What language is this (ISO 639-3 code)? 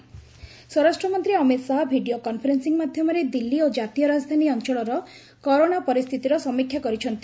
ori